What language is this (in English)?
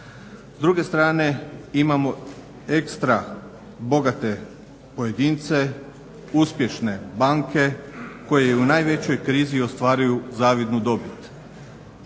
Croatian